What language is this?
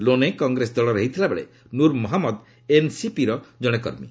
Odia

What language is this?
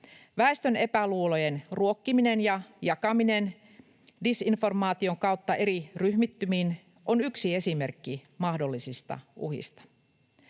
Finnish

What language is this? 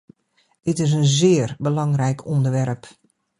Dutch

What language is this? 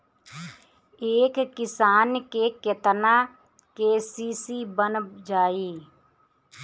Bhojpuri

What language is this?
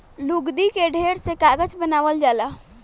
Bhojpuri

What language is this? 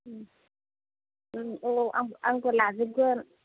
Bodo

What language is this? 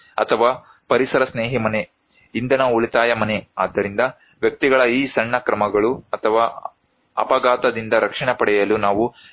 Kannada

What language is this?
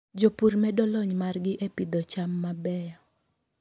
Luo (Kenya and Tanzania)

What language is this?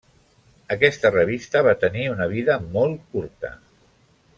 Catalan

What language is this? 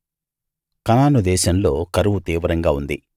Telugu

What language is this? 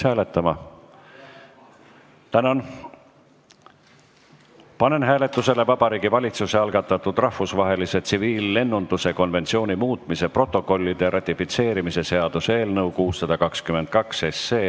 Estonian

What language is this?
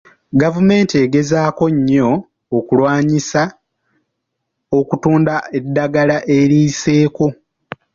Ganda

